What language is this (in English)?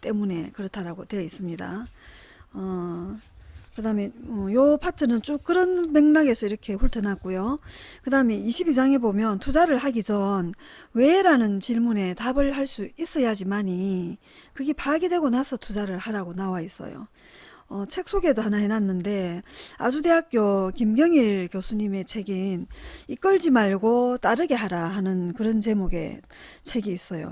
Korean